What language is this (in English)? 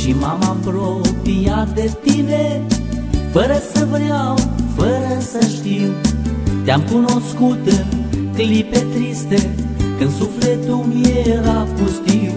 Romanian